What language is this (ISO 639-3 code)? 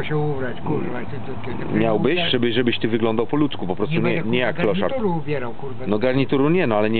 pol